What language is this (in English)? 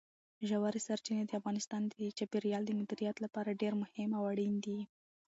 Pashto